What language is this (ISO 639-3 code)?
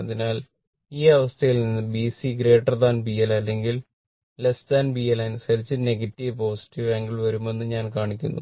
mal